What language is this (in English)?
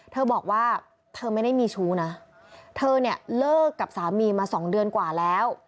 Thai